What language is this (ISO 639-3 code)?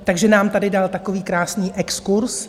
ces